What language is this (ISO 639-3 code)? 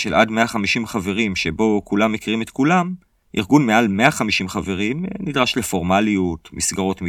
heb